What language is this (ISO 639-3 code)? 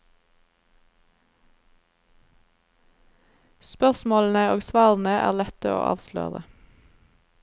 nor